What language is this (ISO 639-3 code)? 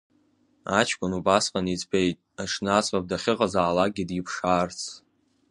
abk